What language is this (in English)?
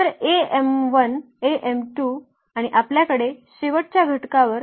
Marathi